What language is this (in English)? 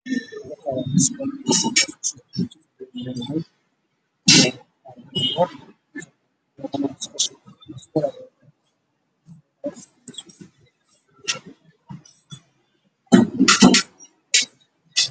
Somali